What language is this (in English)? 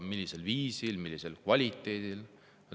Estonian